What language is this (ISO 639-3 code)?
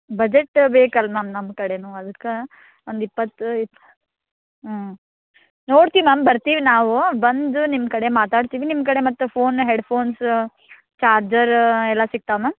kan